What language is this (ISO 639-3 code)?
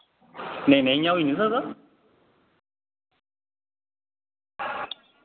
doi